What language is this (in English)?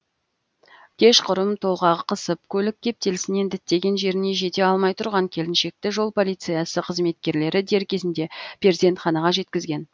Kazakh